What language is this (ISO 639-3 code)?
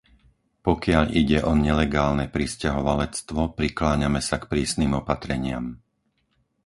slk